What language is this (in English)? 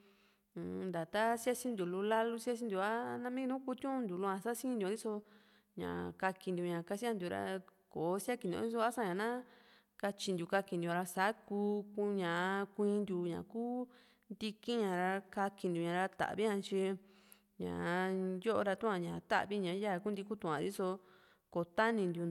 Juxtlahuaca Mixtec